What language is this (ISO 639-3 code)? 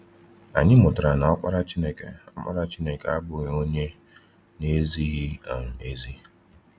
ibo